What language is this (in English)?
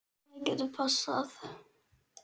Icelandic